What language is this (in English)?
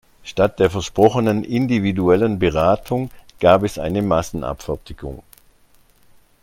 German